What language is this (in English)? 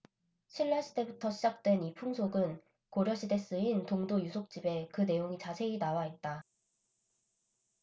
Korean